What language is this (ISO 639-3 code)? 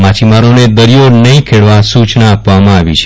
guj